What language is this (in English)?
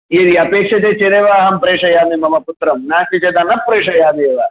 Sanskrit